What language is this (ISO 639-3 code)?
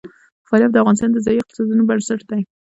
pus